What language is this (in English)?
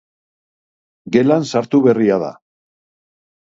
Basque